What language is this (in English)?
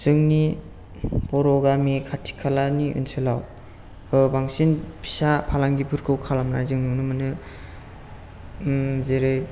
Bodo